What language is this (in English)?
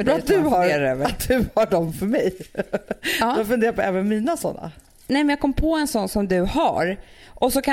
Swedish